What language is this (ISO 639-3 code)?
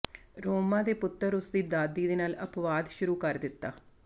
pan